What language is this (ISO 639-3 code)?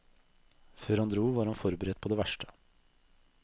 nor